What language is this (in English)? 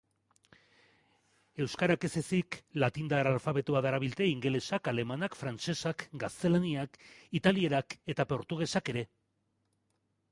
Basque